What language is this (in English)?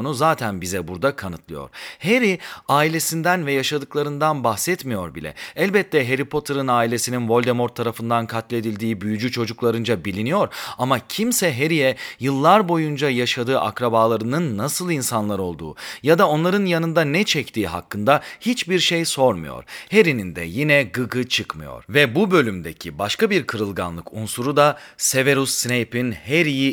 Turkish